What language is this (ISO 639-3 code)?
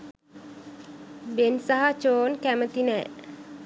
sin